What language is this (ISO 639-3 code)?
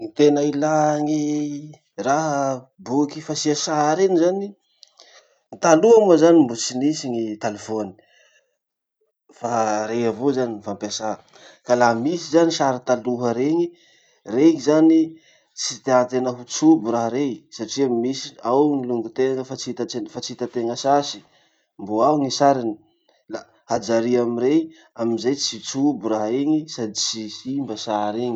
msh